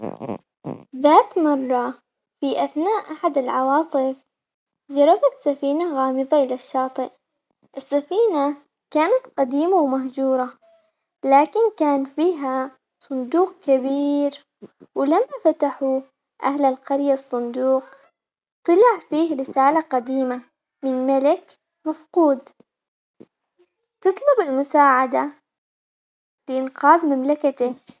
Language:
Omani Arabic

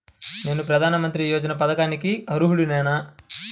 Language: Telugu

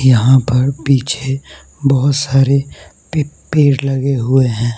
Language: Hindi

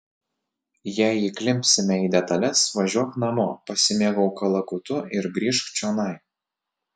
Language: Lithuanian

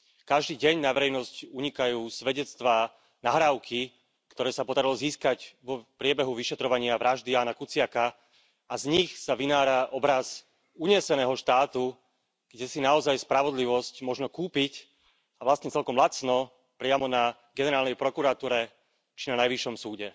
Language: Slovak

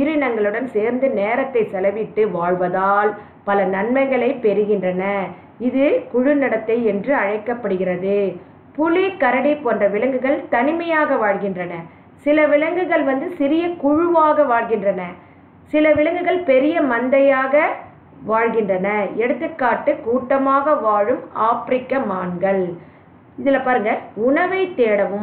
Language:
Tamil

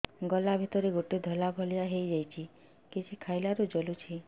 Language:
Odia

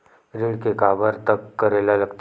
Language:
Chhattisgarhi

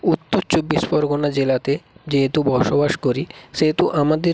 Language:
Bangla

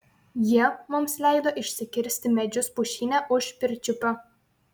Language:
Lithuanian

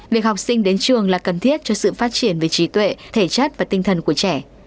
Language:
Vietnamese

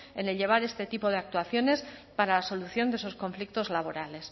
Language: Spanish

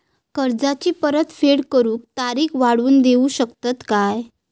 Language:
Marathi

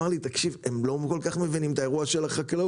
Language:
Hebrew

